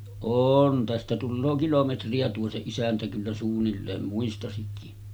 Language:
Finnish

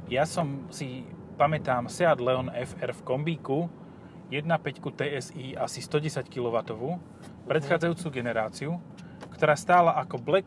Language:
Slovak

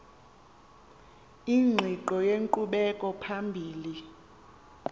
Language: Xhosa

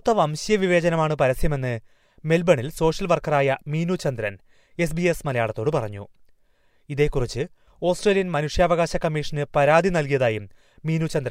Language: Malayalam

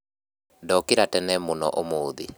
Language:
Kikuyu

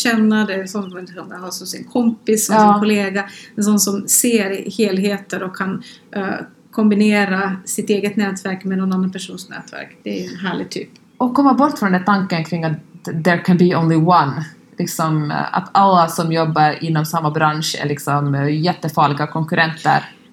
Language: Swedish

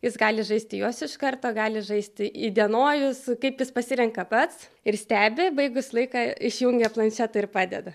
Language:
Lithuanian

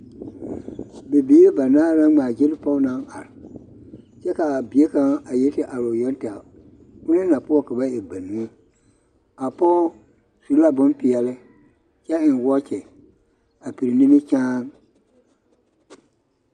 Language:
Southern Dagaare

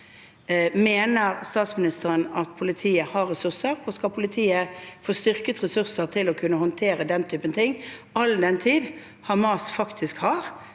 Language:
Norwegian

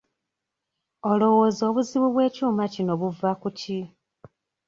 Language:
Ganda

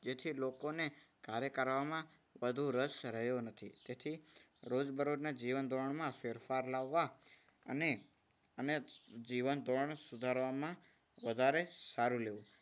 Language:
Gujarati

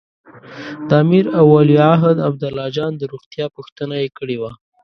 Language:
Pashto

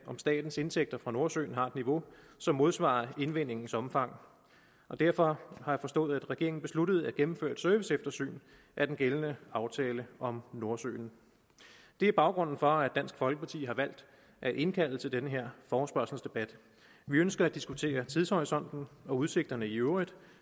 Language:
Danish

